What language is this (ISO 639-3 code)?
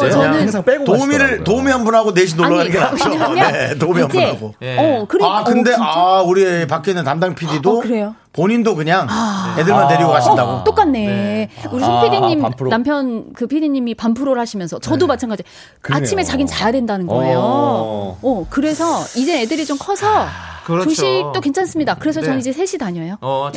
kor